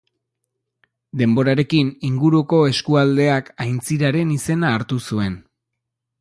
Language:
Basque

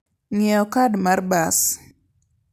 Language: Luo (Kenya and Tanzania)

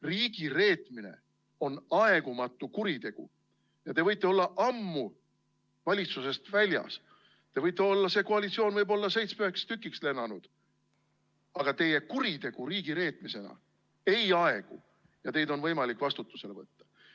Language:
Estonian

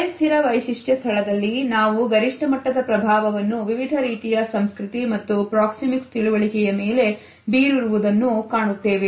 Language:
Kannada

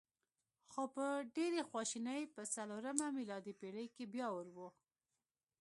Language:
Pashto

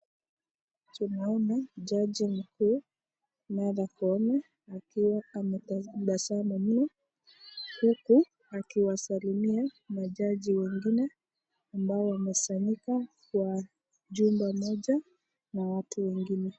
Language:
Swahili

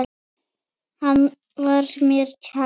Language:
Icelandic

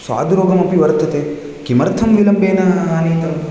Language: Sanskrit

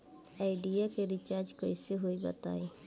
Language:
Bhojpuri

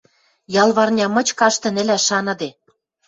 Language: Western Mari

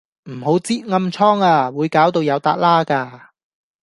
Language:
Cantonese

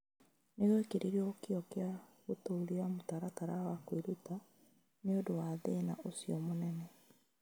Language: Kikuyu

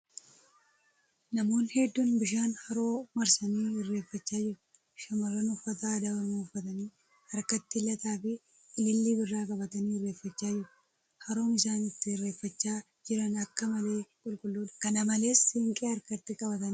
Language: Oromo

